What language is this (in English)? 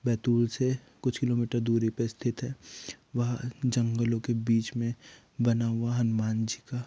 Hindi